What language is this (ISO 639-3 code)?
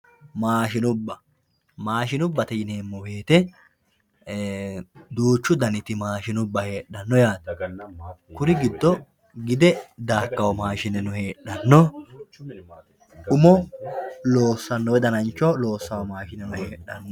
sid